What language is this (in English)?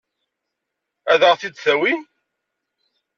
Kabyle